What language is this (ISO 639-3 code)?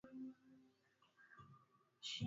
swa